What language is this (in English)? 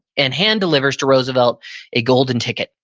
English